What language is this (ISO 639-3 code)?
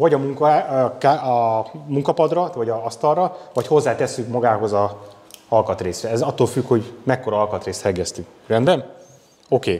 hun